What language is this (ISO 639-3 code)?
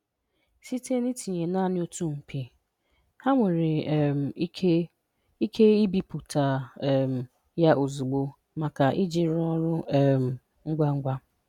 ibo